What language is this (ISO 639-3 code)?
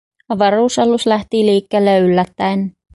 fin